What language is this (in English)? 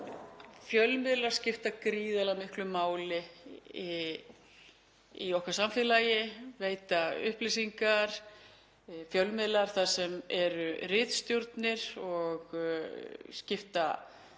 Icelandic